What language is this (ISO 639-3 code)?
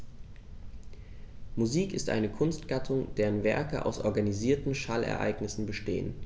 deu